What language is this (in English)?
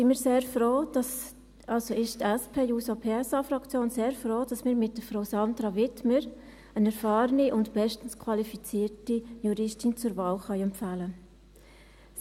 Swiss German